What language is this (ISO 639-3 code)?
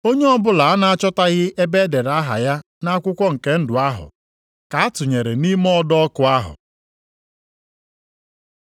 ibo